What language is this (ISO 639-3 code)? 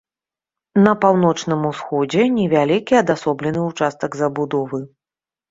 bel